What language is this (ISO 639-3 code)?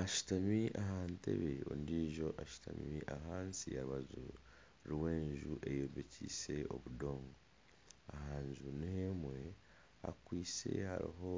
nyn